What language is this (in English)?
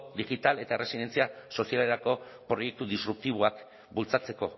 Basque